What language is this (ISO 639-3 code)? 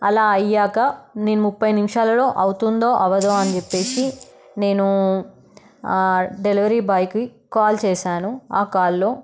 tel